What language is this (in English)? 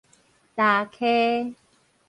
Min Nan Chinese